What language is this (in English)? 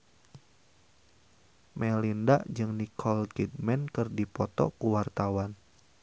Sundanese